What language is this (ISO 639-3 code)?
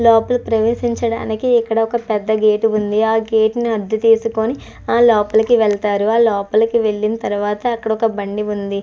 tel